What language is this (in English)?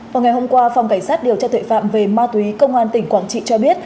Vietnamese